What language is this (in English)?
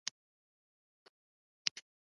Pashto